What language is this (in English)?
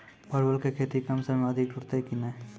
Maithili